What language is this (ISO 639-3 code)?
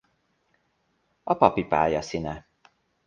hun